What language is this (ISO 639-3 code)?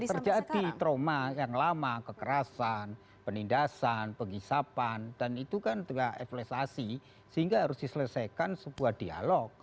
ind